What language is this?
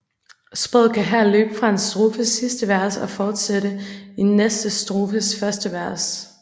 Danish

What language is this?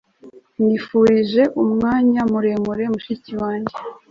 Kinyarwanda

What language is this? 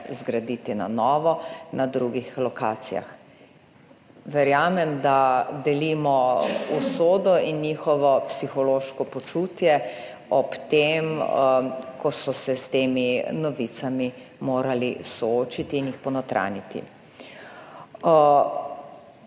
Slovenian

